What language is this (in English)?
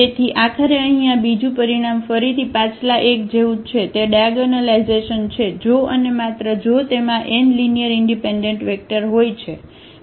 Gujarati